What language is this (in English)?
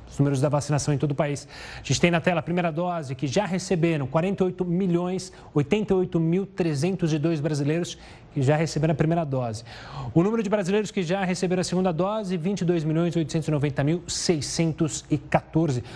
Portuguese